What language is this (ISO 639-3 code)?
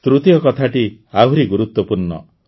ori